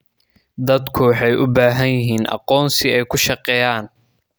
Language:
Somali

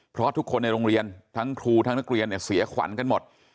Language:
Thai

